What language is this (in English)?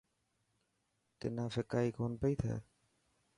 Dhatki